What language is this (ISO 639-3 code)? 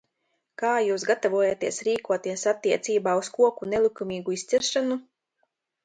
lav